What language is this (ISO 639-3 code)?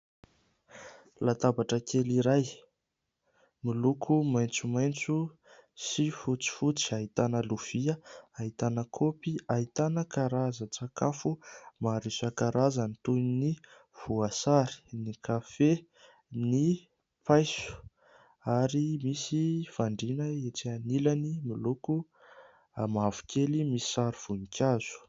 mlg